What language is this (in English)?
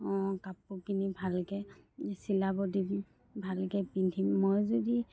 Assamese